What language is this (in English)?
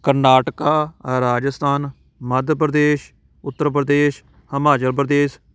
Punjabi